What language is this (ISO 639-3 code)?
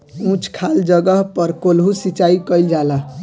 bho